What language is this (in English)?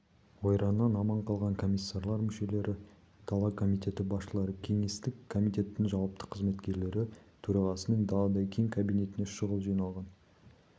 Kazakh